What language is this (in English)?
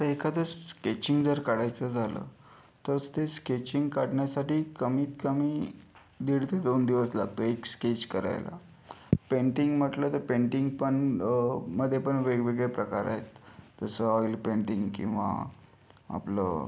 Marathi